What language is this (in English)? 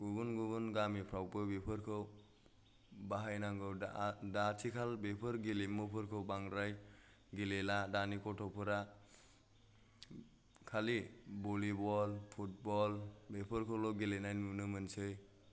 Bodo